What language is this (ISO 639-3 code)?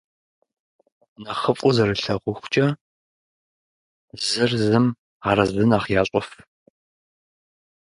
rus